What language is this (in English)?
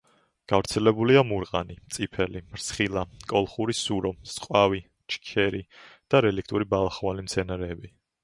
Georgian